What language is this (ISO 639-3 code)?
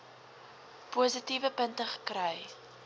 afr